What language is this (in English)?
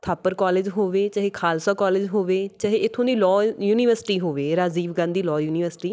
Punjabi